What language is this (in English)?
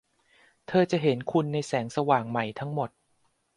Thai